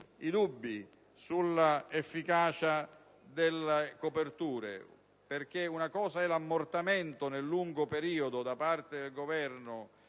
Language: Italian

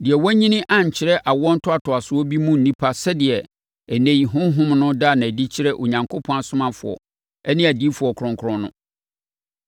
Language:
Akan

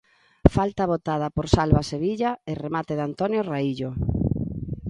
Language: Galician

